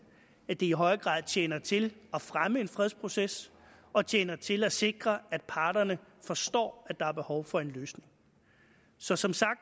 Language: Danish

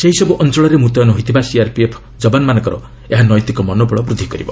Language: Odia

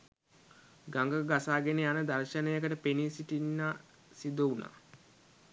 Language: Sinhala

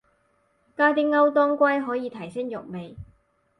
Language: Cantonese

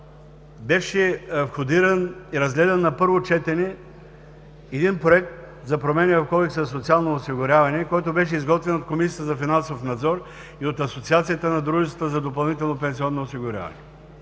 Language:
Bulgarian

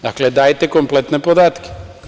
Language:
Serbian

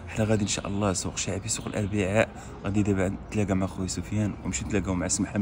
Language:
Arabic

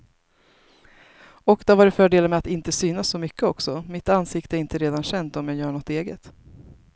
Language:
Swedish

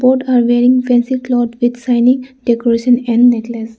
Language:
English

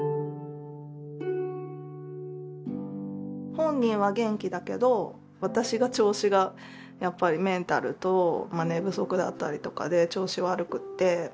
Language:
Japanese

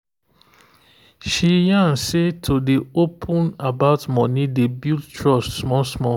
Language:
Nigerian Pidgin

